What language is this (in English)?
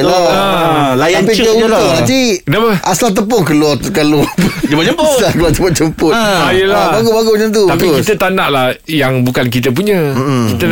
Malay